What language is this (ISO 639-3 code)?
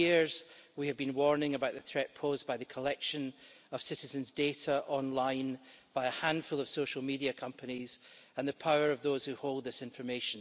eng